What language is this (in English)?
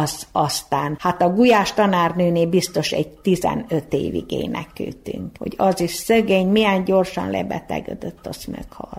Hungarian